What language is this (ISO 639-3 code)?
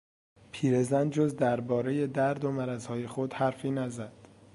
fas